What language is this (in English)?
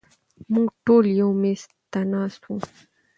Pashto